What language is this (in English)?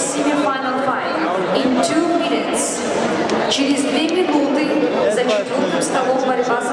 Ukrainian